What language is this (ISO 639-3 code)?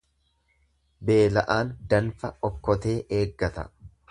orm